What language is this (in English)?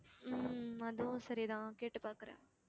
Tamil